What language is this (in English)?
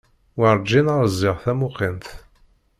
Kabyle